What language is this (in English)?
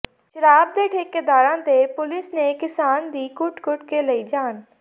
Punjabi